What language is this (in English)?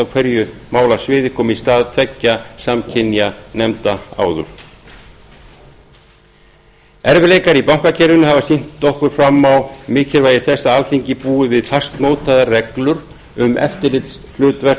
Icelandic